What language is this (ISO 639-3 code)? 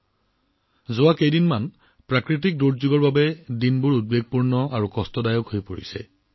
asm